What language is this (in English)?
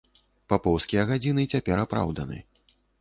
Belarusian